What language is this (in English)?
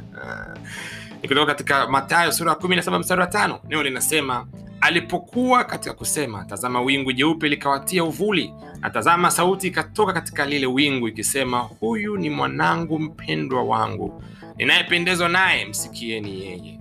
Swahili